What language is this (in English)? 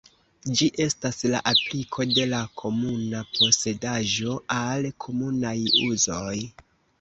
Esperanto